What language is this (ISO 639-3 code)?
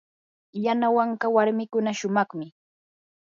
qur